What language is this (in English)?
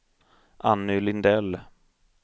Swedish